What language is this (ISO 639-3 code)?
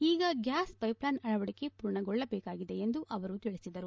kan